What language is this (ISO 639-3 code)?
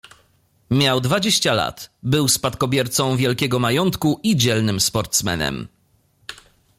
pol